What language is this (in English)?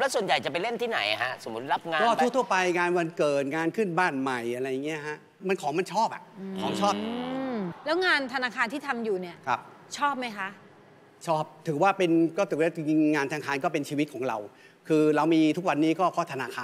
Thai